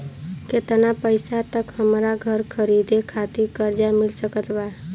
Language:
Bhojpuri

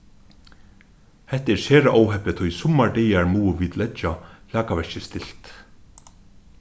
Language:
Faroese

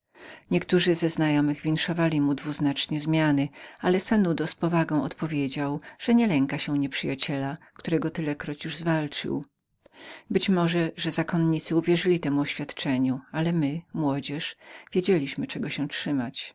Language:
Polish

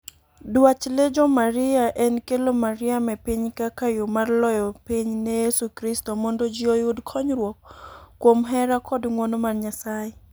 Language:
Luo (Kenya and Tanzania)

